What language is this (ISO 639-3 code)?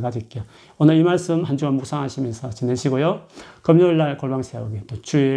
kor